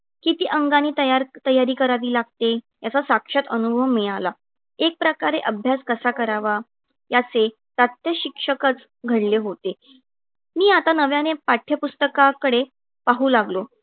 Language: Marathi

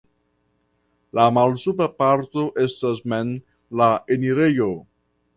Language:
Esperanto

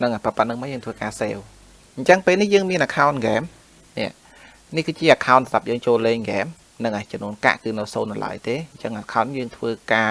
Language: Vietnamese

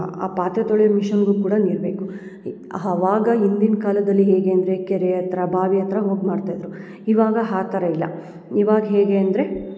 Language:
Kannada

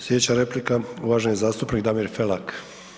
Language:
Croatian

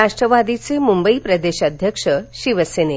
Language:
Marathi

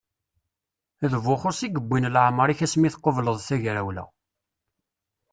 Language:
Kabyle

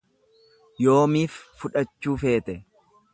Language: Oromo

